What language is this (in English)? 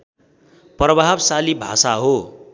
Nepali